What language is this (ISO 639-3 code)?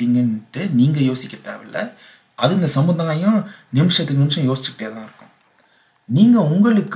tam